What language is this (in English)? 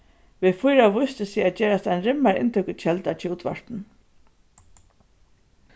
Faroese